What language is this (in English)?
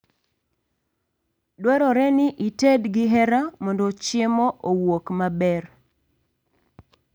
Luo (Kenya and Tanzania)